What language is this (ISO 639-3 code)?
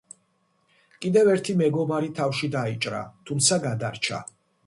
kat